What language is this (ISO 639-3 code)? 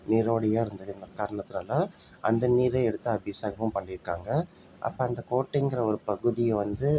tam